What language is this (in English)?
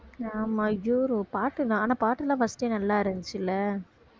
Tamil